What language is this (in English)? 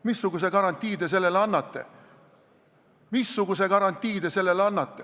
Estonian